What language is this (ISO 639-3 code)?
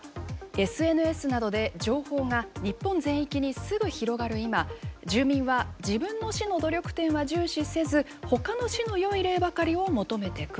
jpn